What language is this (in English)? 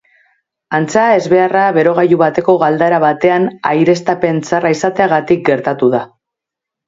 Basque